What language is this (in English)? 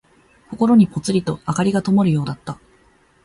Japanese